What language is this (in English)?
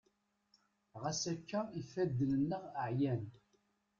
Kabyle